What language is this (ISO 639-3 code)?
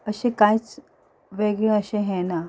kok